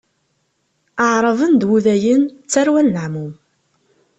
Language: Kabyle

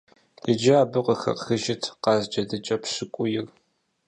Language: Kabardian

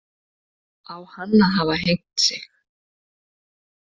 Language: Icelandic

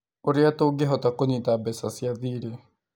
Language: Kikuyu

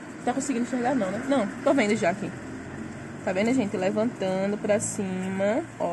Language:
Portuguese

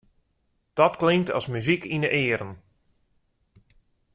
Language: Western Frisian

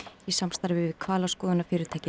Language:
Icelandic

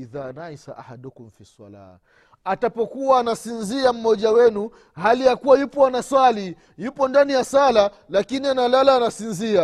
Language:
Swahili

